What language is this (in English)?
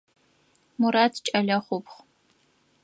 Adyghe